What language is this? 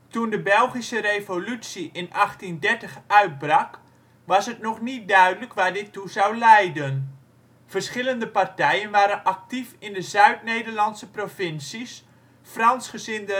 Dutch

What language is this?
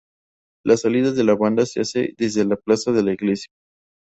Spanish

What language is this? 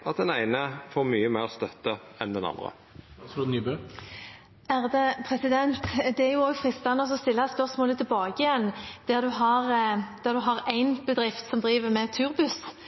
Norwegian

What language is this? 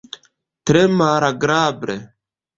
Esperanto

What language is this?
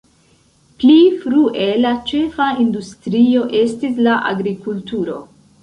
Esperanto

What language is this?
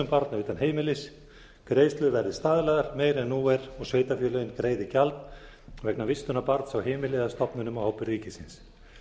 Icelandic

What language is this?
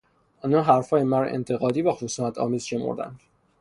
Persian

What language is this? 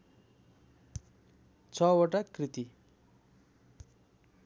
Nepali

